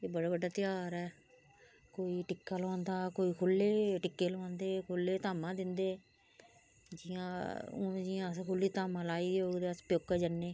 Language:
Dogri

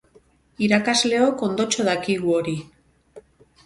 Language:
Basque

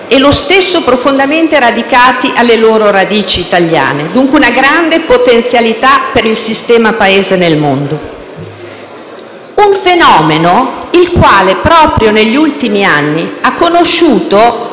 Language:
Italian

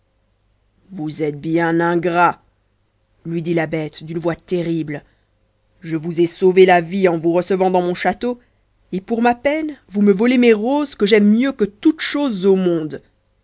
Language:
French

